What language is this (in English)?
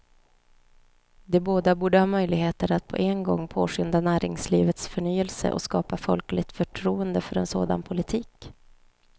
Swedish